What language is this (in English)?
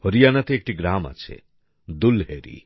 Bangla